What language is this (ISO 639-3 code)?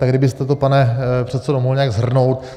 ces